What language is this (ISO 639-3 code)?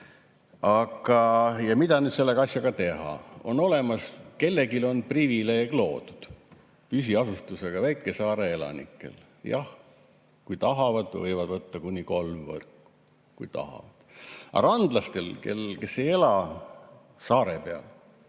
est